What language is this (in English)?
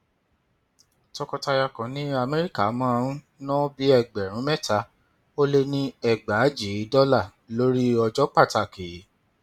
Yoruba